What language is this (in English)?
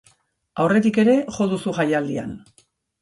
Basque